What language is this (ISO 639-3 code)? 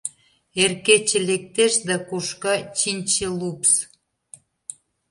chm